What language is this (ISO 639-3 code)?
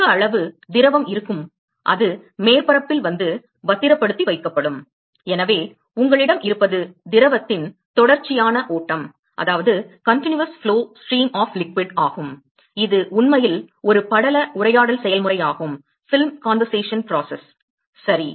tam